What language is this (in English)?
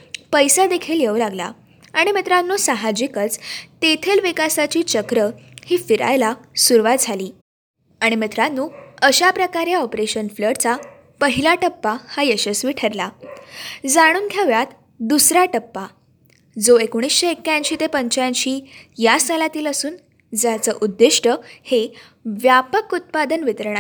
Marathi